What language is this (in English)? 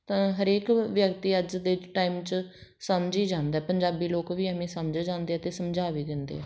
Punjabi